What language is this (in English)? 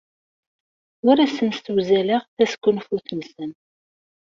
Kabyle